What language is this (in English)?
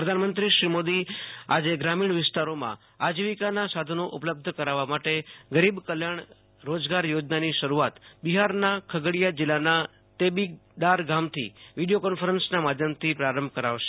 Gujarati